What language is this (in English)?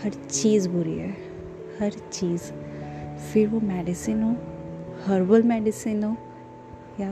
Hindi